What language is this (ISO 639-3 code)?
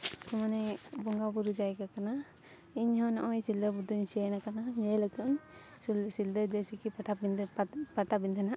sat